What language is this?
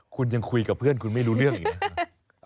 Thai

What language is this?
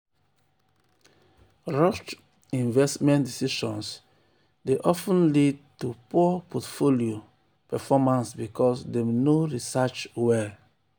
Nigerian Pidgin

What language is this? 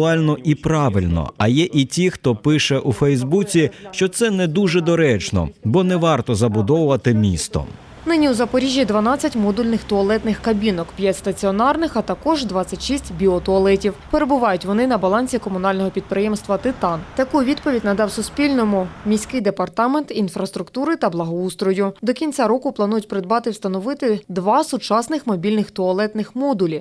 Ukrainian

